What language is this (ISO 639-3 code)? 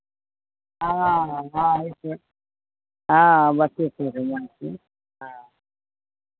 mai